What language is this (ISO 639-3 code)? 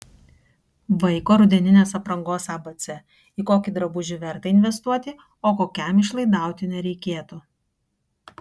lit